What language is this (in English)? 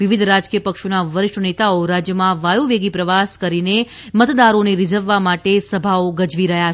Gujarati